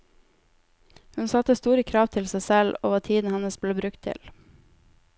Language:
Norwegian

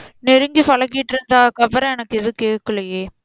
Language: Tamil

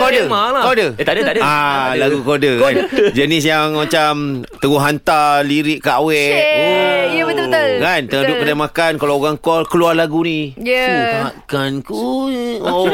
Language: Malay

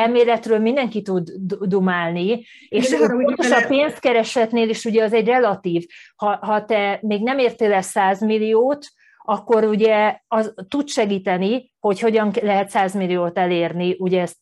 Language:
Hungarian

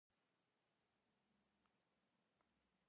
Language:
Kabardian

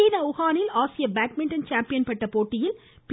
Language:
Tamil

